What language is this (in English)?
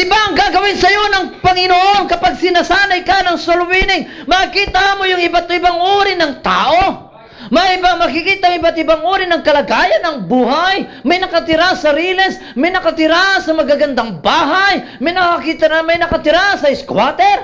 Filipino